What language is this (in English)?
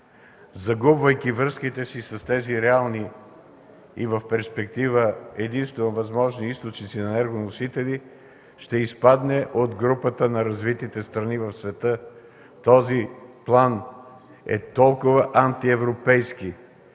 Bulgarian